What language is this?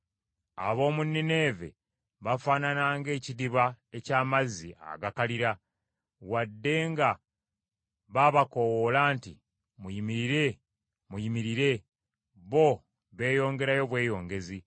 Ganda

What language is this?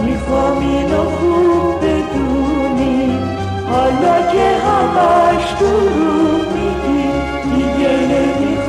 Persian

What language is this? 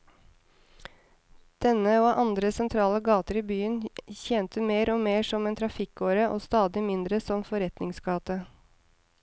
Norwegian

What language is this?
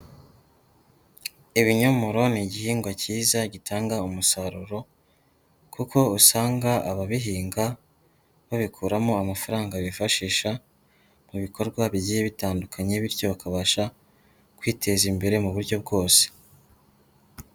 Kinyarwanda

